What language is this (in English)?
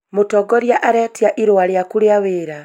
Kikuyu